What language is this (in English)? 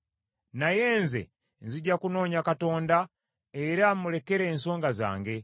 Ganda